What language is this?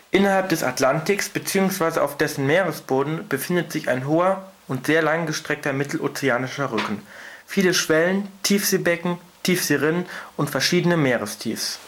German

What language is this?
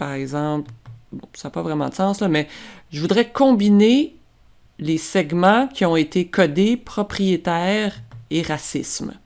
French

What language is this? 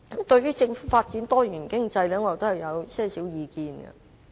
Cantonese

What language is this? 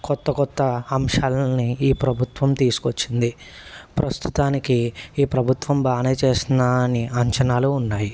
Telugu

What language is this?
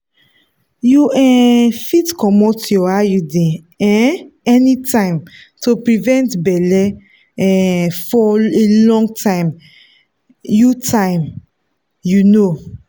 Nigerian Pidgin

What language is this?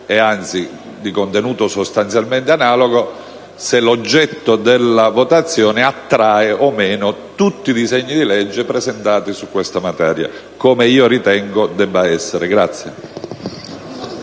Italian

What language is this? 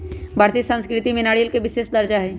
Magahi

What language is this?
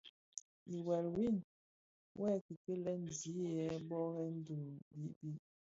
Bafia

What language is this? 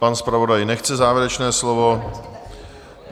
Czech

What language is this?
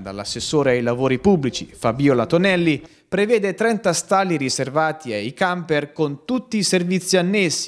Italian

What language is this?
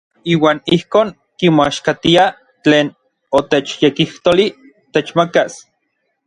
Orizaba Nahuatl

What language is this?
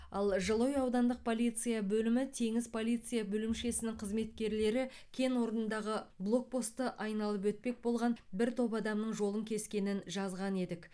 Kazakh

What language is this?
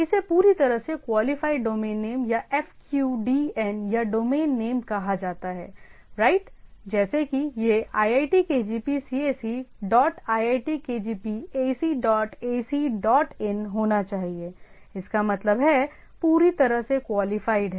Hindi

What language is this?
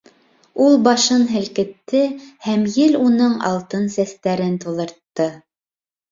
Bashkir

